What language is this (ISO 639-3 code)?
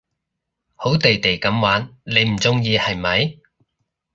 yue